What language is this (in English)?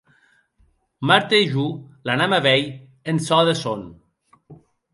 Occitan